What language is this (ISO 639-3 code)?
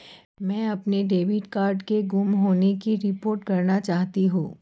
hin